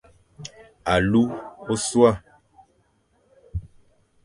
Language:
Fang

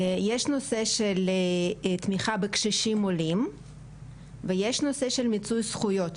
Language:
Hebrew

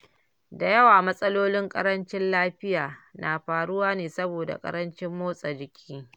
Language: Hausa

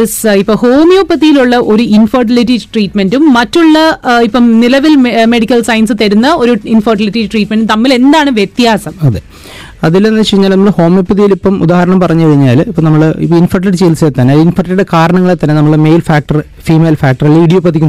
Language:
Malayalam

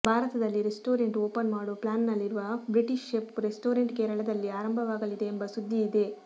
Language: Kannada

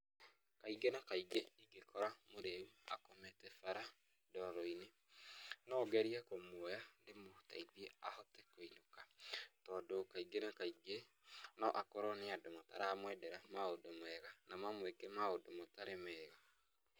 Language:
Kikuyu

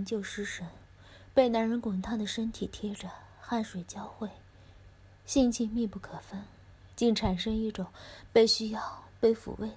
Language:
Chinese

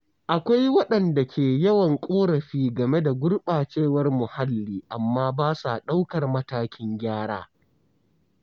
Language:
Hausa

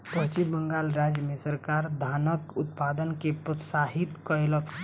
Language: Maithili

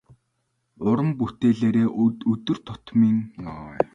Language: Mongolian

